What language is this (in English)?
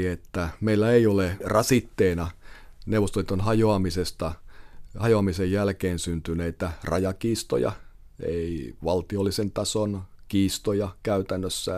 Finnish